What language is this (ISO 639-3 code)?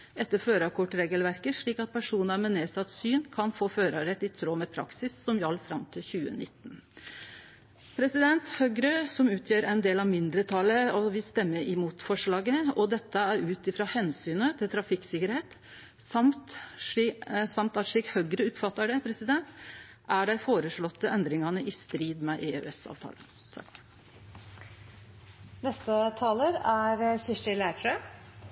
nno